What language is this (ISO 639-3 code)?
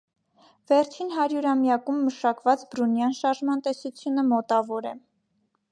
hye